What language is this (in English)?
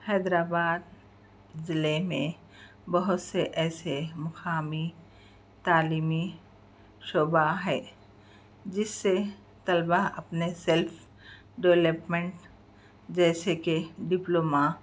Urdu